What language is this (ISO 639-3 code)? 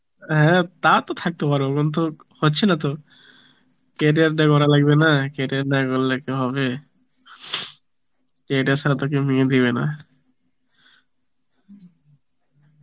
ben